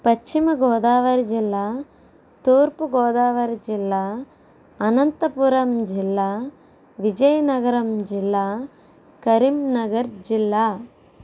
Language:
Telugu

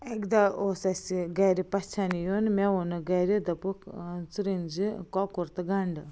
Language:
Kashmiri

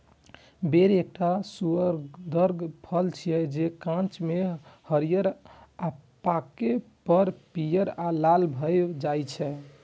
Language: Maithili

